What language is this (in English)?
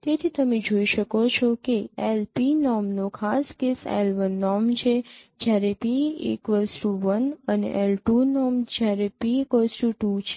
Gujarati